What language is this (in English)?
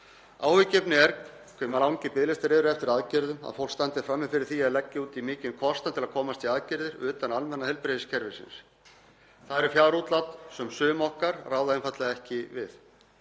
Icelandic